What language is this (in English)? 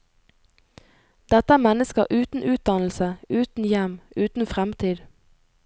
Norwegian